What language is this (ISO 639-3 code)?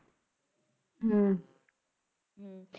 pan